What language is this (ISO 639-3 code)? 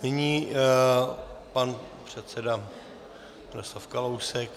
ces